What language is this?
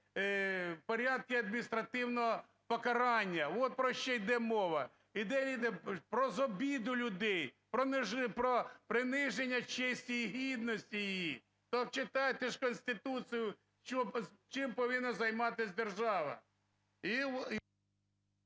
Ukrainian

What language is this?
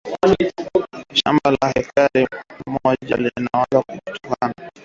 Swahili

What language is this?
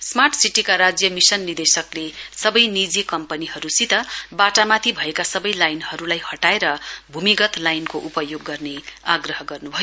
Nepali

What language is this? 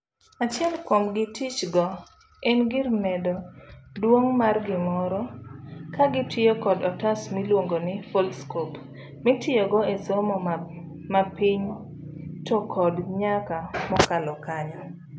Luo (Kenya and Tanzania)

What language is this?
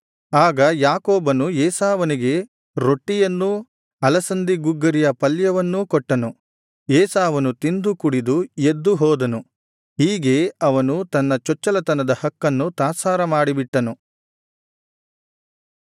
Kannada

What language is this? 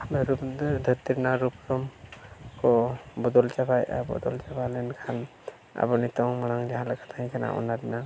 Santali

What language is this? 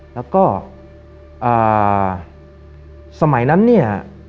Thai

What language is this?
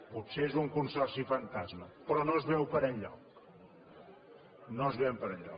Catalan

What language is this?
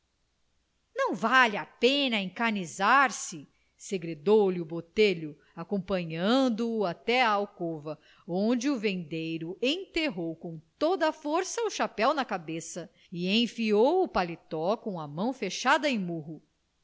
Portuguese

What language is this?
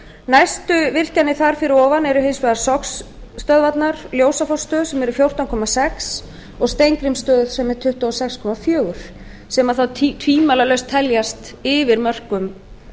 Icelandic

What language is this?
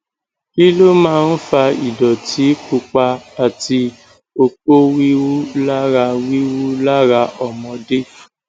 Yoruba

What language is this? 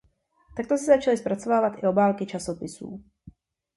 Czech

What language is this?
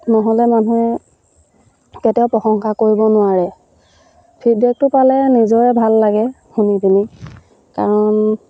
Assamese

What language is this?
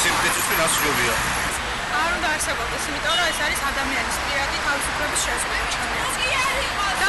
Romanian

